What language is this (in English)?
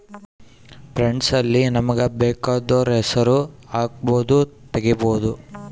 Kannada